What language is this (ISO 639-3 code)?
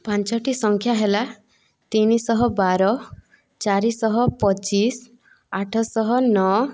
ori